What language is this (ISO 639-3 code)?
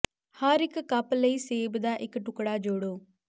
pan